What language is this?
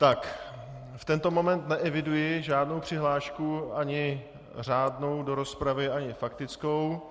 Czech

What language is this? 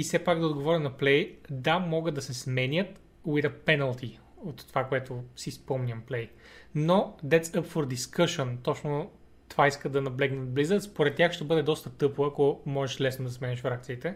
Bulgarian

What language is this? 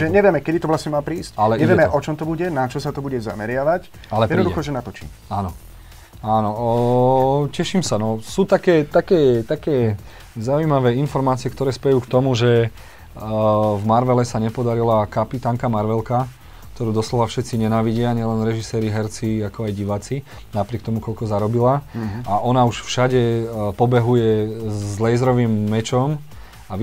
Slovak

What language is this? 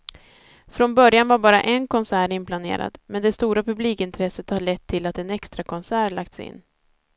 Swedish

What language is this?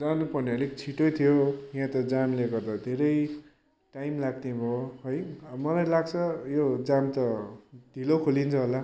Nepali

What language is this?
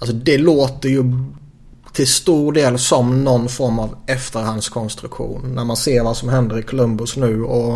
Swedish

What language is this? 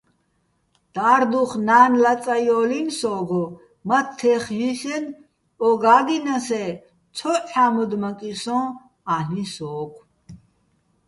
Bats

